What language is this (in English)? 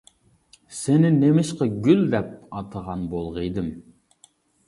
Uyghur